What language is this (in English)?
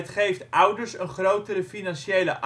Dutch